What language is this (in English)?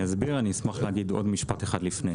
Hebrew